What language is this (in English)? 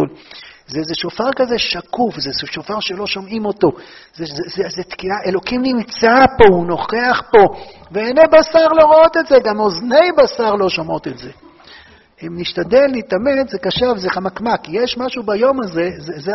Hebrew